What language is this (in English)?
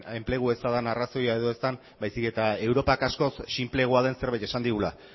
Basque